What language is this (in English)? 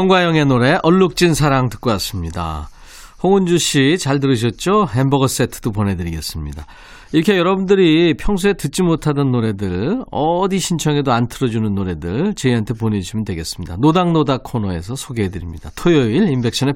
Korean